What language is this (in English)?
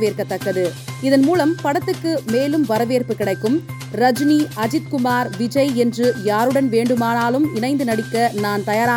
Tamil